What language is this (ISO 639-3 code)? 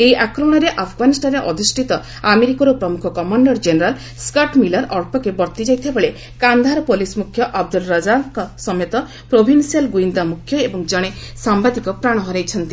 ori